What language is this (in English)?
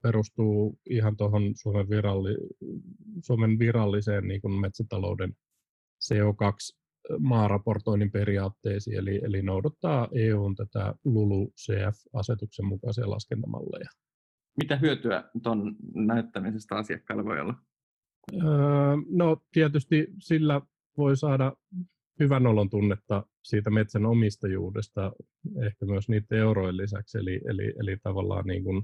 Finnish